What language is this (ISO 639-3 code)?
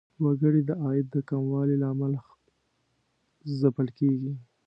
pus